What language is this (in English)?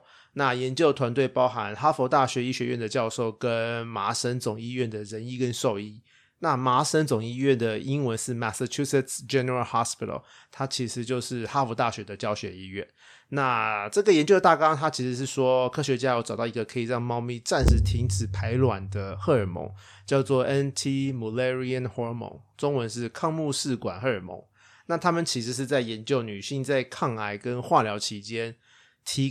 Chinese